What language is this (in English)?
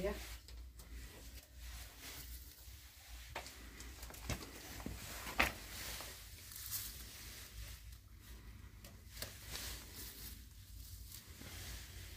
Turkish